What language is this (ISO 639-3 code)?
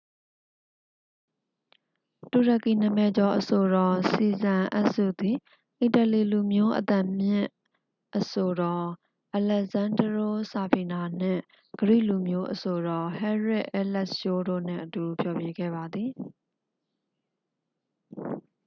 mya